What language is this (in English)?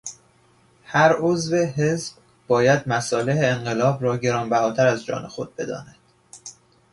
Persian